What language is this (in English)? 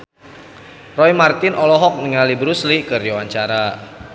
Sundanese